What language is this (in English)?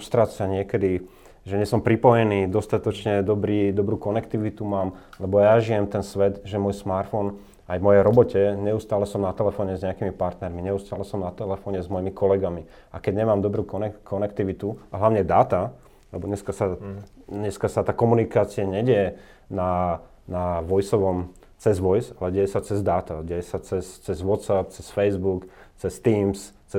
Slovak